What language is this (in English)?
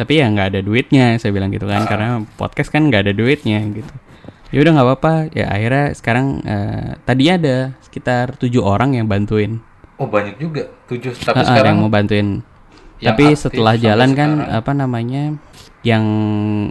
Indonesian